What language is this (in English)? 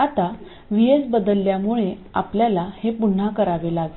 Marathi